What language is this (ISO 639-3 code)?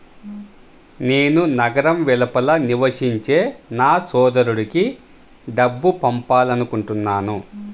tel